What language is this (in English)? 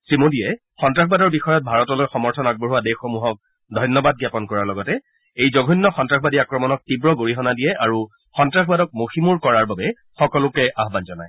Assamese